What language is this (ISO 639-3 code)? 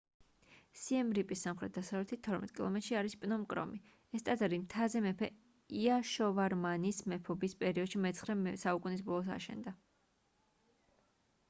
kat